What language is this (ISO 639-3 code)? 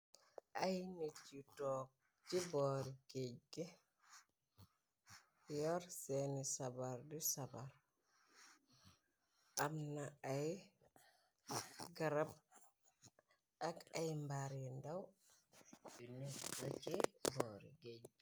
wol